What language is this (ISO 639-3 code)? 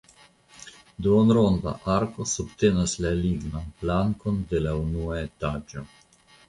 epo